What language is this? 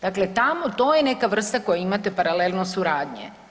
Croatian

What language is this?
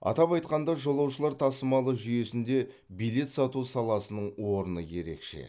Kazakh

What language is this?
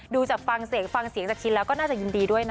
Thai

